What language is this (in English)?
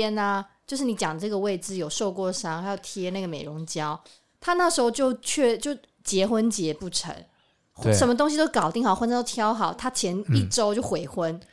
Chinese